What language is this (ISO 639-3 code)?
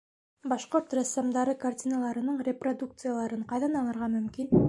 bak